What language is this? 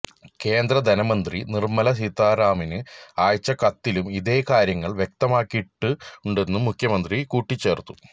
Malayalam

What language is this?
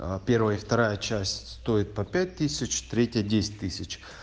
Russian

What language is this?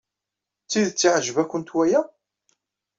Kabyle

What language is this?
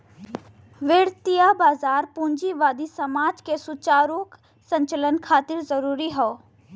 Bhojpuri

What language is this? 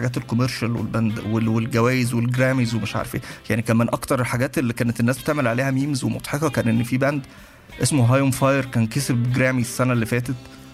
Arabic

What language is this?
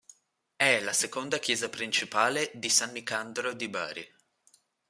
Italian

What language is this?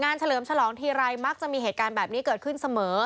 Thai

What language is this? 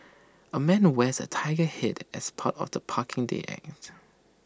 English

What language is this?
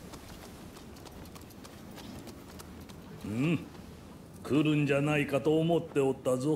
Japanese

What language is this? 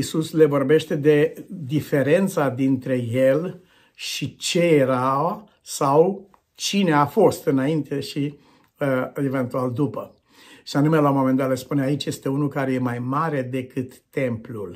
Romanian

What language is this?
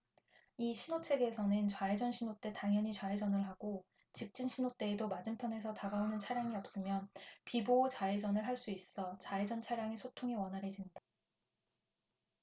Korean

